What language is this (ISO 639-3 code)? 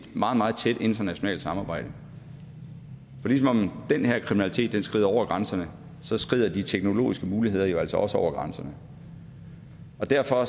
dan